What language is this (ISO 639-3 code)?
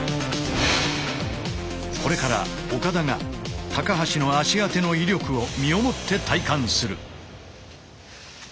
jpn